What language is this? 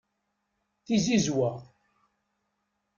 Kabyle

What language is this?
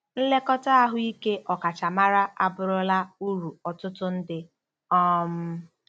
Igbo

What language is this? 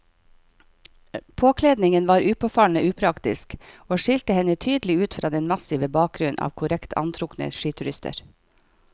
Norwegian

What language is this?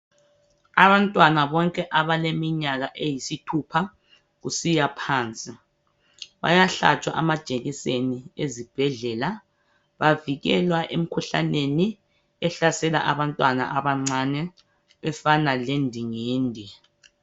North Ndebele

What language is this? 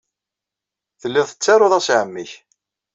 Kabyle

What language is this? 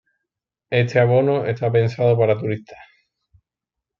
Spanish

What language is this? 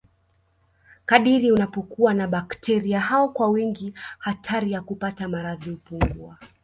Swahili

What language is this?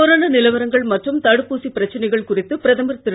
Tamil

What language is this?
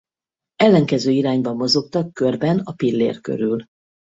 Hungarian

